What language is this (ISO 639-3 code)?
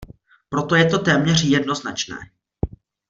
ces